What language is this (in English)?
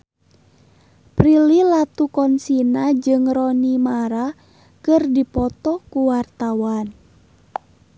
Sundanese